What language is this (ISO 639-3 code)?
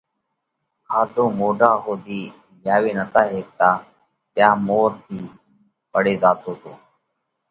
kvx